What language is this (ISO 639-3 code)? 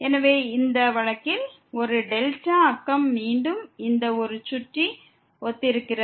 tam